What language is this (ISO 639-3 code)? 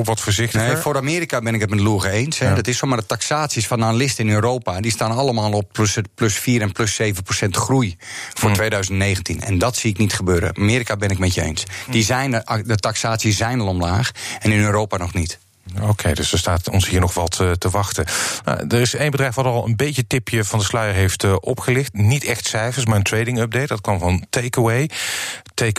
nld